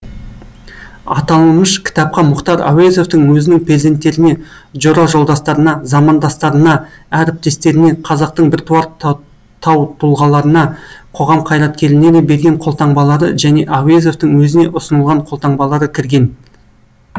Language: Kazakh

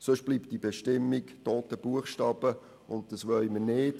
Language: Swiss German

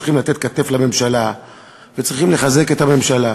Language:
Hebrew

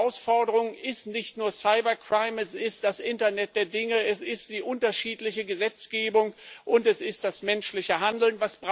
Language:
German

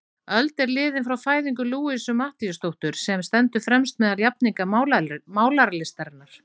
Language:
Icelandic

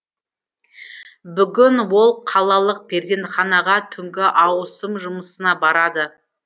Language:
Kazakh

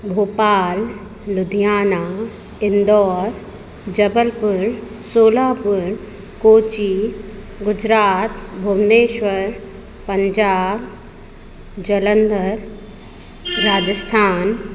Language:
Sindhi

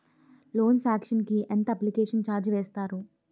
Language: Telugu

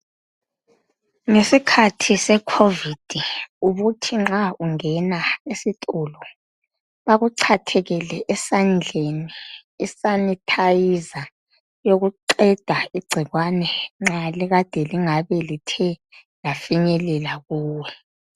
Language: North Ndebele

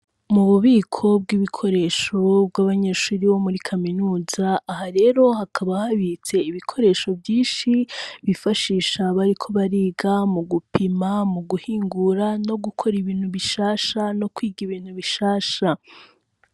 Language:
Rundi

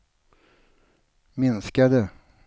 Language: Swedish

